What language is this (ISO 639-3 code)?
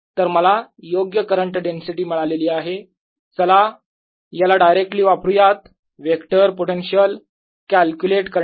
mar